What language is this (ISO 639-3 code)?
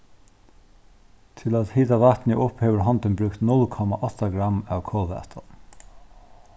fao